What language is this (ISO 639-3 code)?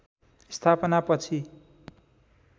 nep